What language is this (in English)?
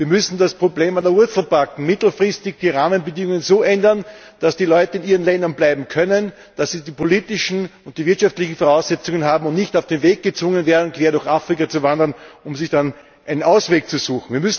German